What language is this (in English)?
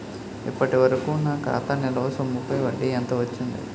Telugu